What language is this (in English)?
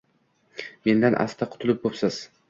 Uzbek